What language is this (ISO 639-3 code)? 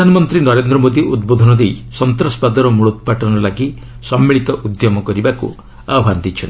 ori